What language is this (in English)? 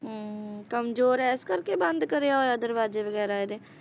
Punjabi